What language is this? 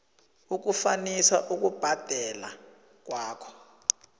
South Ndebele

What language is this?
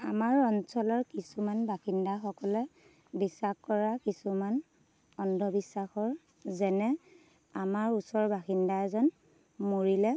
Assamese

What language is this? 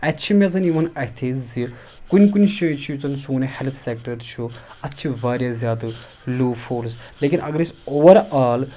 Kashmiri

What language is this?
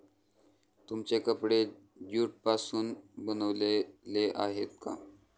Marathi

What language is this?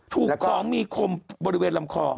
Thai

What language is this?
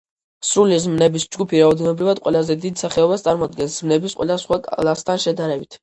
Georgian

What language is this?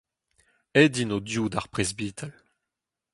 Breton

